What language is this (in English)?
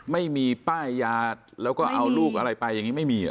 Thai